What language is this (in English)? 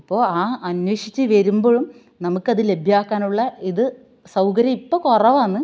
Malayalam